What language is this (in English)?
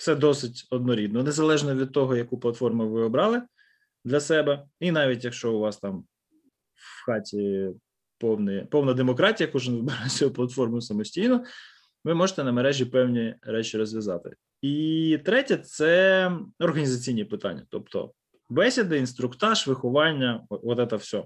Ukrainian